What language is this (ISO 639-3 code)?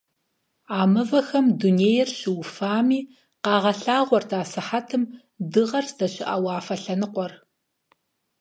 kbd